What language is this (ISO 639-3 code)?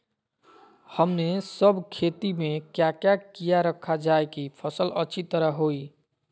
mag